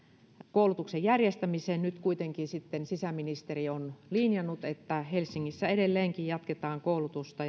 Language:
Finnish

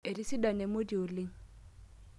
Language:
Masai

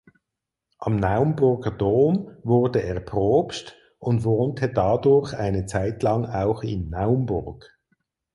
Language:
German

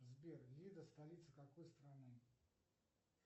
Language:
Russian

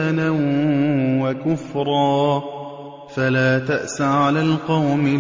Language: Arabic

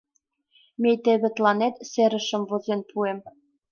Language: Mari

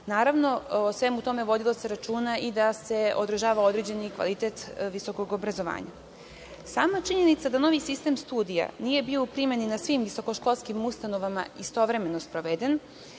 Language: Serbian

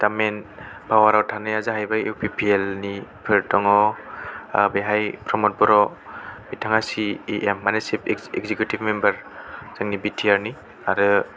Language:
Bodo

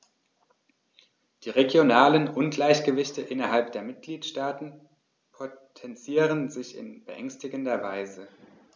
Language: German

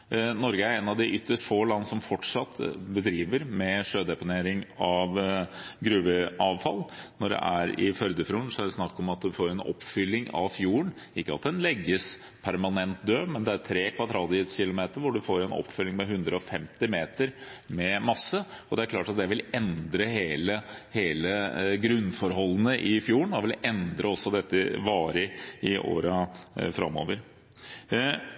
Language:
Norwegian Bokmål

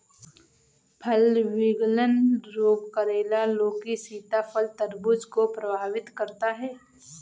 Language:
Hindi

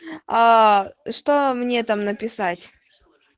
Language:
Russian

